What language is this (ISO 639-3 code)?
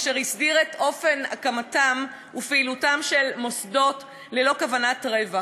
heb